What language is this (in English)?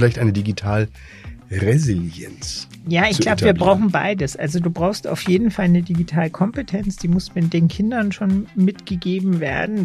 German